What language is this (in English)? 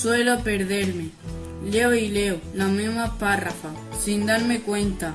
Spanish